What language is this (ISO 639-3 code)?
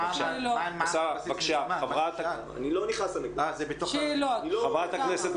heb